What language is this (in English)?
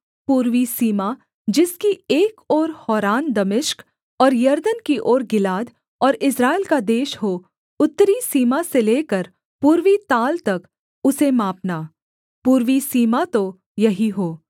Hindi